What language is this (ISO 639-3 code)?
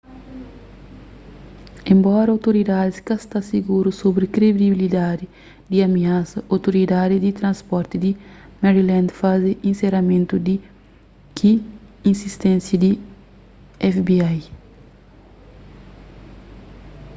kea